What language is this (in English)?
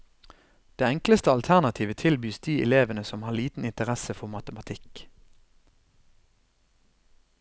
Norwegian